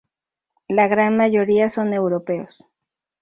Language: Spanish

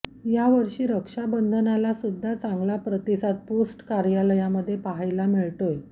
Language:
Marathi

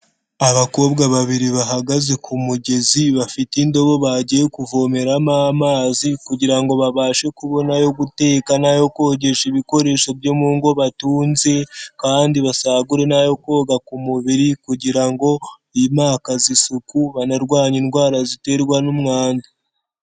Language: Kinyarwanda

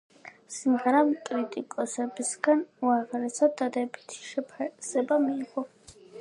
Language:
Georgian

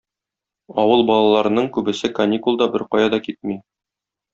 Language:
Tatar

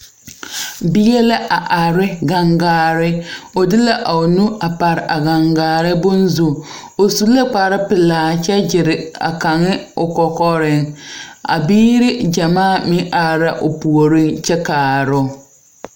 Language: Southern Dagaare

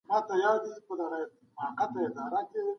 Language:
Pashto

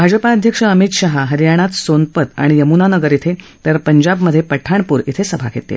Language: Marathi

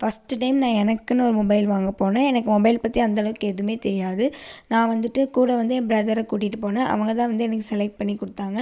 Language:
Tamil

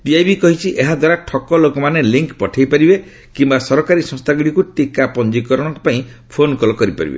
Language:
Odia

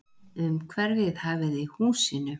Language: Icelandic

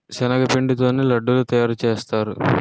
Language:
Telugu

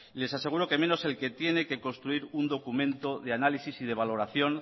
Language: Spanish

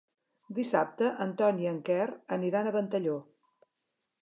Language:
Catalan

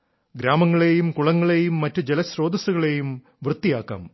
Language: Malayalam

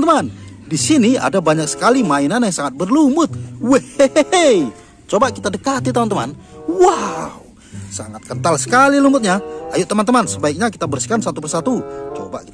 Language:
Indonesian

